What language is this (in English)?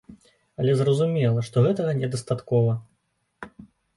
Belarusian